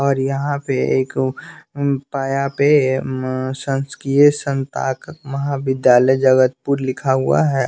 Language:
Hindi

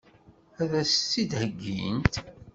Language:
Kabyle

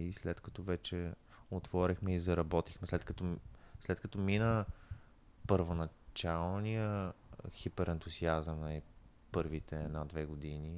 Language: Bulgarian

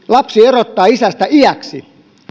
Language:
Finnish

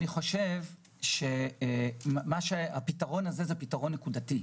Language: Hebrew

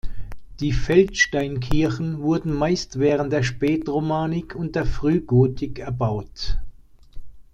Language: German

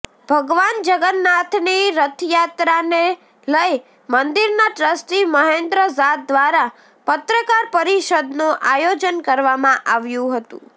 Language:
Gujarati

